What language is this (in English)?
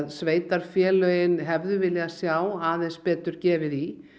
Icelandic